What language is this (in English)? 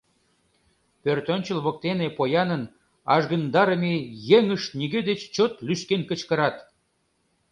Mari